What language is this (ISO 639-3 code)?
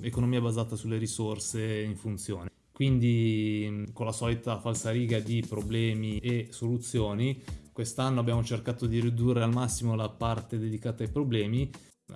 ita